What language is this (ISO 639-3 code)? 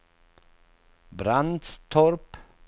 swe